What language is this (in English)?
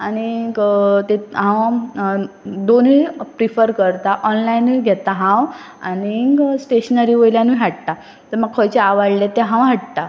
Konkani